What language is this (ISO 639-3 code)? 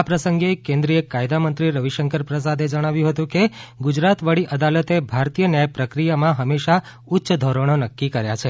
guj